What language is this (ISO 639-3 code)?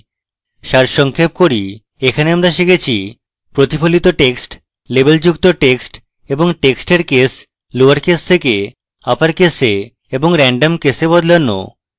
ben